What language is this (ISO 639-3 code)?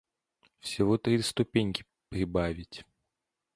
rus